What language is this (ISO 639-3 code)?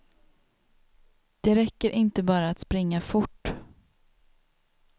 swe